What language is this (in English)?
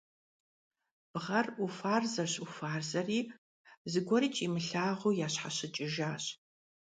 Kabardian